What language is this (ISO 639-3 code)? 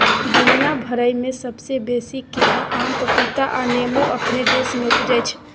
mai